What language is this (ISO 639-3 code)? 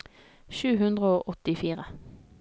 nor